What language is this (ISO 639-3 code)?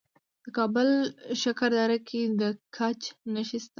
pus